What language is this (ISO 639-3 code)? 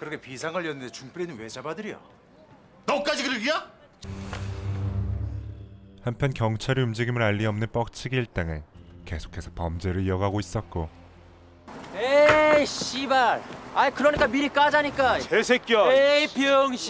kor